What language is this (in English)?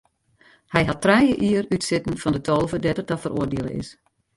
Western Frisian